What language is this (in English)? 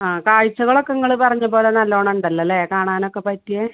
Malayalam